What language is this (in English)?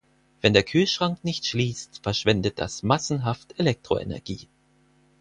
German